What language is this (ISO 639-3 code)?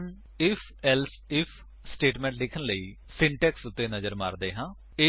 pan